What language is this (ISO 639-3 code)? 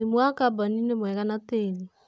kik